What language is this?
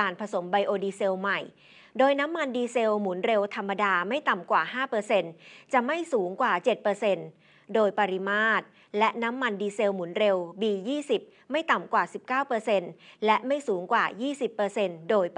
Thai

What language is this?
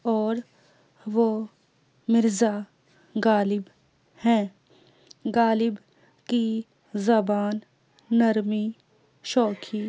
Urdu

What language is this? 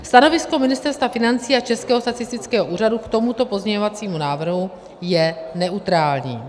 Czech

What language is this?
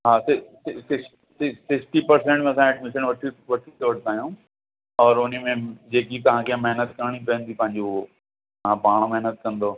Sindhi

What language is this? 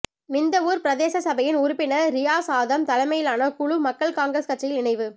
Tamil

